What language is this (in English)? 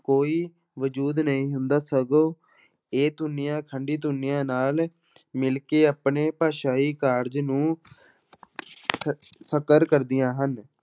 Punjabi